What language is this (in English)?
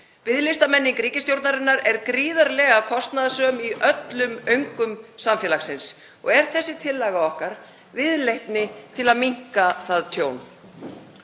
Icelandic